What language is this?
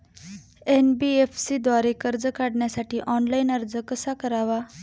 Marathi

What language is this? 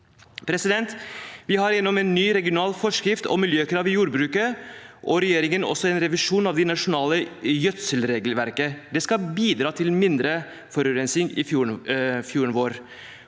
Norwegian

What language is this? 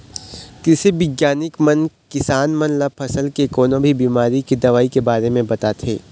Chhattisgarhi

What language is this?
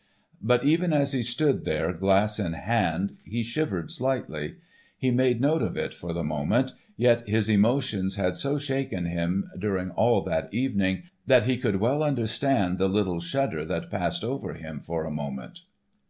English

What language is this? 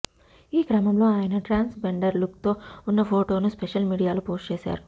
Telugu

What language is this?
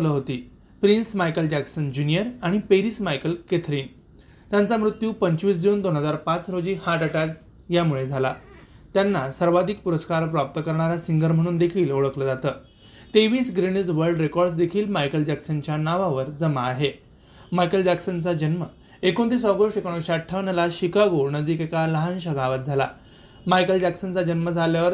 Marathi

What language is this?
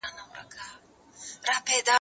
Pashto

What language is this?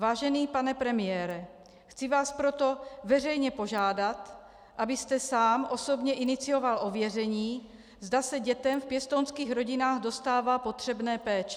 Czech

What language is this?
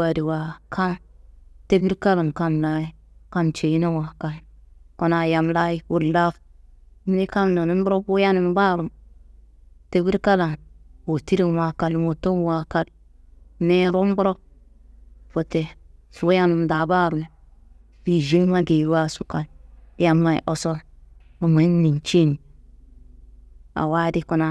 Kanembu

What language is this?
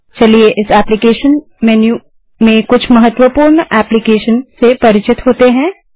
Hindi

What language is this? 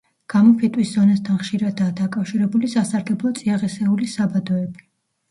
Georgian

